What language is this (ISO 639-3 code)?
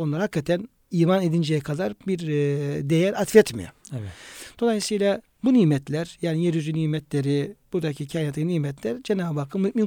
tur